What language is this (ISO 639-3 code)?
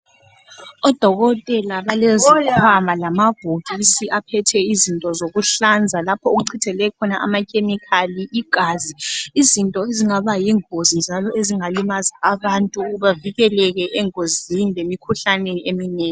nde